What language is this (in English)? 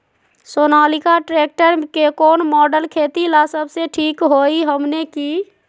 Magahi